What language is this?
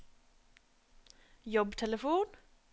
Norwegian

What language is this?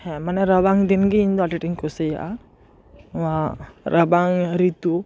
Santali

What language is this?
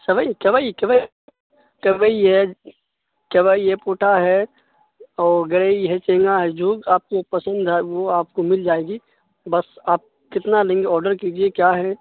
Urdu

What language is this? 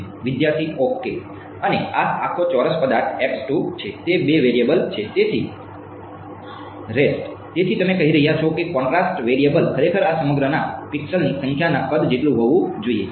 Gujarati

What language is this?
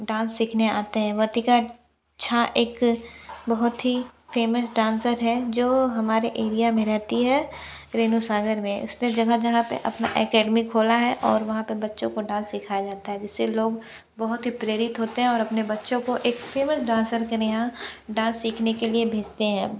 Hindi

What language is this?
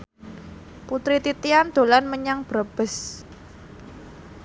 Javanese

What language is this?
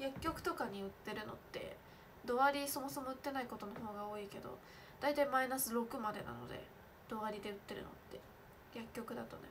Japanese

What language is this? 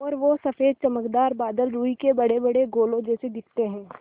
Hindi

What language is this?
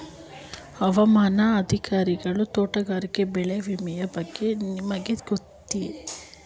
Kannada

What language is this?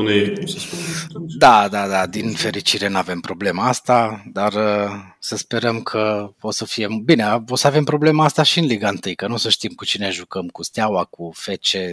Romanian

